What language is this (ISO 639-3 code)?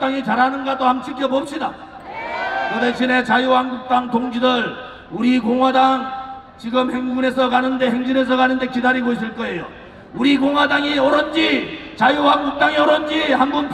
kor